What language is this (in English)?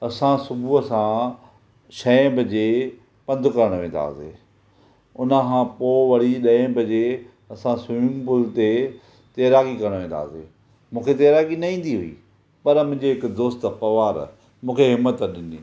Sindhi